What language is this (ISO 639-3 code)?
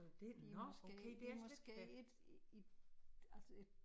dan